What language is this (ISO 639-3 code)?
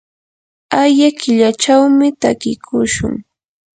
qur